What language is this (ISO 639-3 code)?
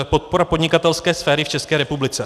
ces